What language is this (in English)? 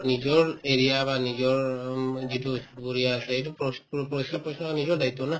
Assamese